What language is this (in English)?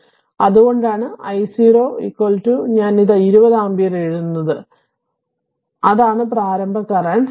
Malayalam